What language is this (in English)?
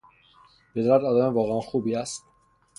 Persian